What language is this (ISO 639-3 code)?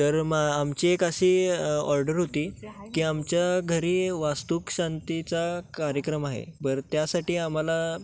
mar